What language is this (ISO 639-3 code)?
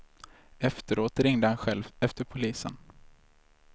swe